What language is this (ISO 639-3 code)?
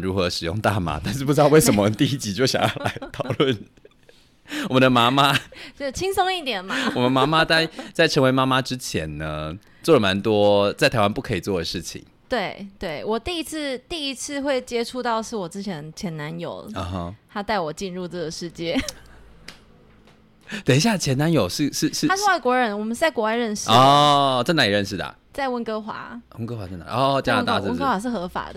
zho